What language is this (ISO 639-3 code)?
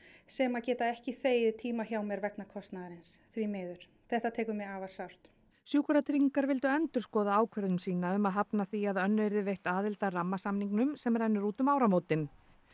isl